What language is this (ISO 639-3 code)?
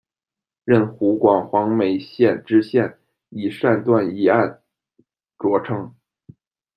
zho